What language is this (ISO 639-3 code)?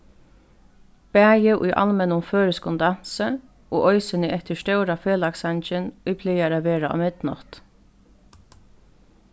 fao